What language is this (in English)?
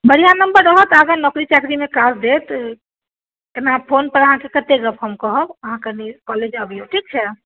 Maithili